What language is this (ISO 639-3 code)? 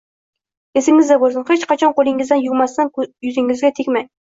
uzb